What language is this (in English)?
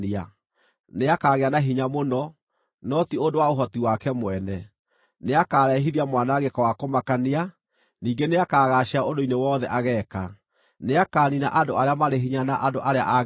Kikuyu